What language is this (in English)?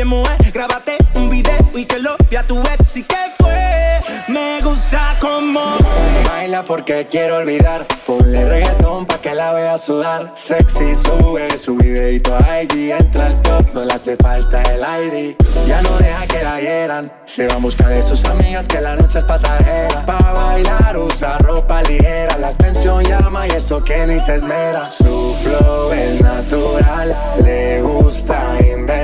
Spanish